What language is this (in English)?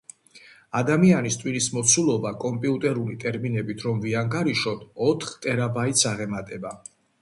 Georgian